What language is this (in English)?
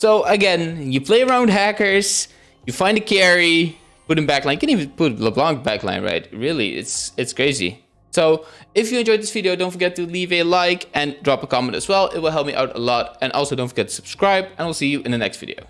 English